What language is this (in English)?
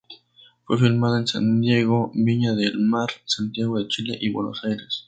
Spanish